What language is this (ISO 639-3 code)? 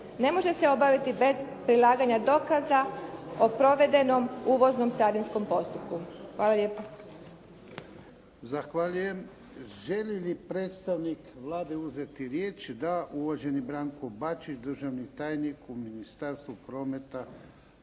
hrv